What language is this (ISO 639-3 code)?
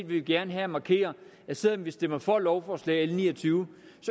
dan